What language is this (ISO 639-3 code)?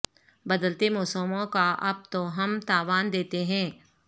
urd